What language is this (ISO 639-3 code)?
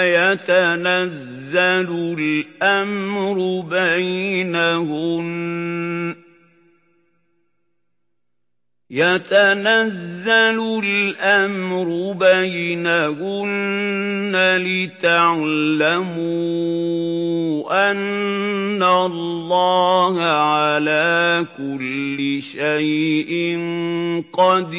ara